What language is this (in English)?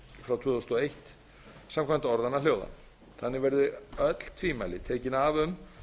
Icelandic